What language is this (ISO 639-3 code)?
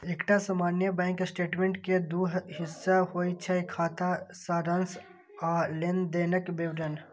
mai